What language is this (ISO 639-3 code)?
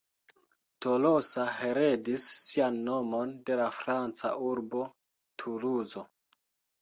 epo